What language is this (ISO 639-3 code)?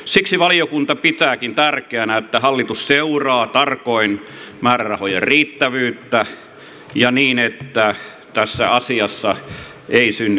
fin